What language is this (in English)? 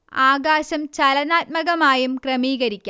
Malayalam